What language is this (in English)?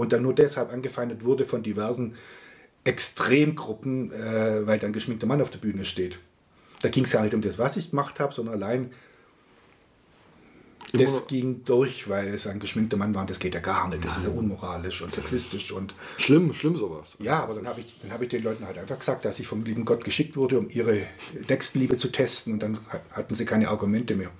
German